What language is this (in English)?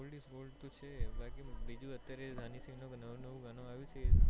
Gujarati